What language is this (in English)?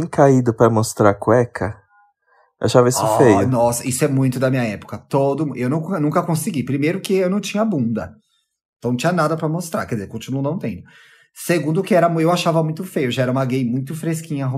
Portuguese